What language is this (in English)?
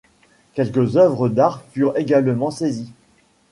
French